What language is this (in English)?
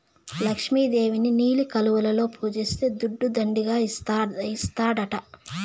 Telugu